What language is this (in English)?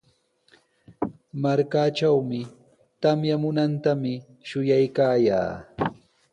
Sihuas Ancash Quechua